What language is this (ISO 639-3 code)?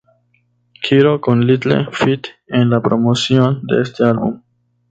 spa